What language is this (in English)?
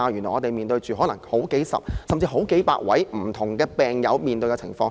Cantonese